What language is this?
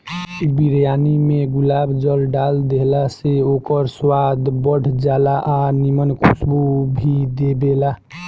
Bhojpuri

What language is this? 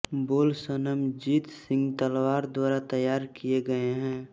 Hindi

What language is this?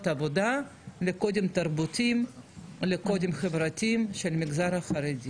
Hebrew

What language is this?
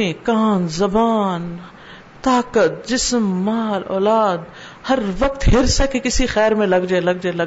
Urdu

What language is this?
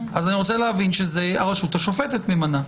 Hebrew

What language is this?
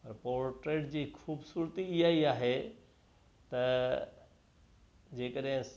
Sindhi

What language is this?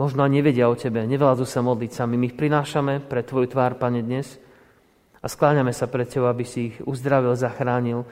Slovak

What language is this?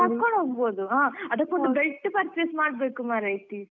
Kannada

